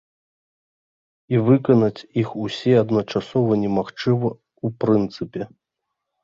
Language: Belarusian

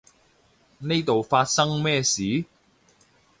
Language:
Cantonese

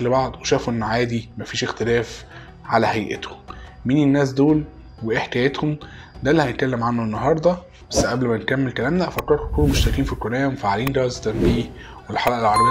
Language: Arabic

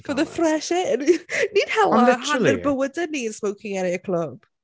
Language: Welsh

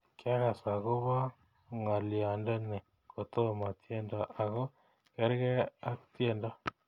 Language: Kalenjin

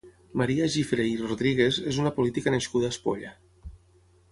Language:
Catalan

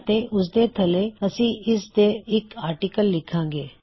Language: Punjabi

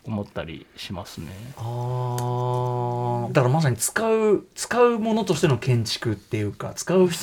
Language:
Japanese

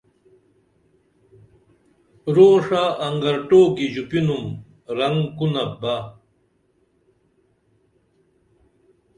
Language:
Dameli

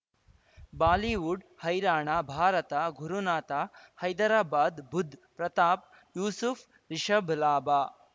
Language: Kannada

